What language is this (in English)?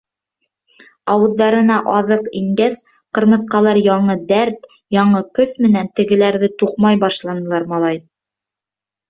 Bashkir